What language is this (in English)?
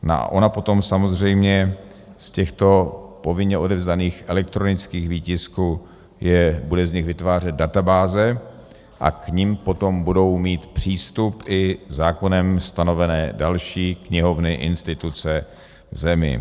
Czech